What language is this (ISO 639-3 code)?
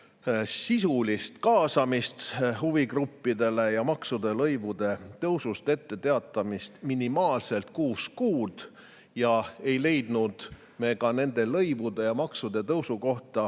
est